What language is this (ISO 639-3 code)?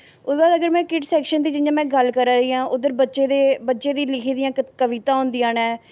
doi